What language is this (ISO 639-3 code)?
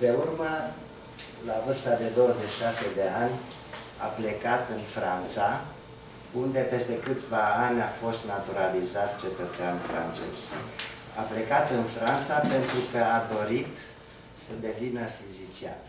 ron